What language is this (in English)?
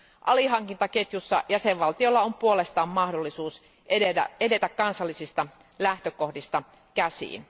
Finnish